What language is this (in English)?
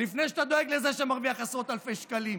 Hebrew